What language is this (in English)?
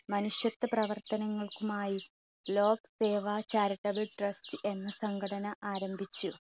Malayalam